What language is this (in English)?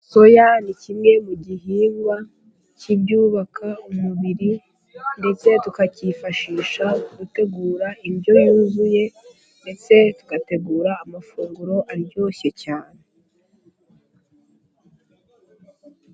Kinyarwanda